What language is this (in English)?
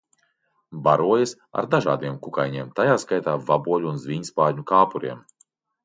Latvian